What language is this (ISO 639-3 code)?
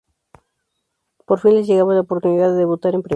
spa